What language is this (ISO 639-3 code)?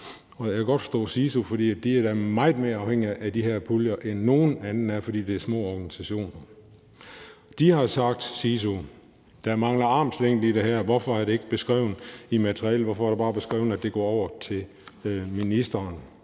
dan